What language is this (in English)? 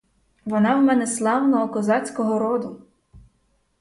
Ukrainian